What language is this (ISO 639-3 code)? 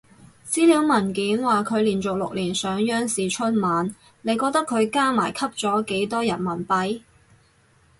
yue